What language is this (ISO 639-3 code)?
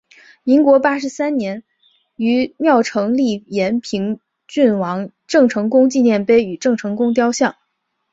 zho